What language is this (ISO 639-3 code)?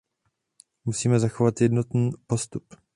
ces